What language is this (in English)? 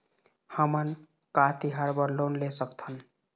Chhattisgarhi